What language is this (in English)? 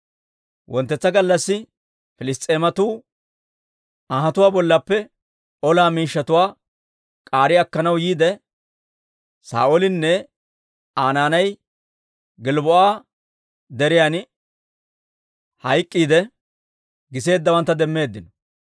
Dawro